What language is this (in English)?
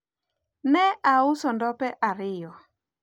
Luo (Kenya and Tanzania)